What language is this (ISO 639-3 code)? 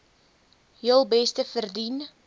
afr